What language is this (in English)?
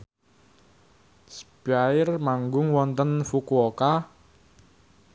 Javanese